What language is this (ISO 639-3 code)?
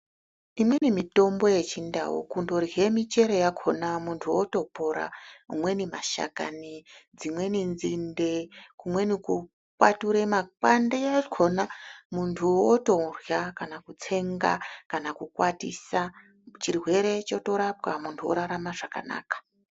ndc